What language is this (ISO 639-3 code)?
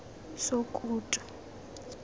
tsn